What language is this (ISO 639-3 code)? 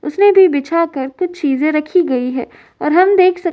hin